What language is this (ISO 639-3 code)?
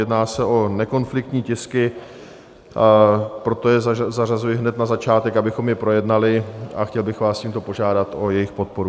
ces